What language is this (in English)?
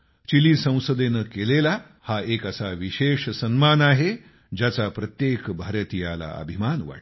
Marathi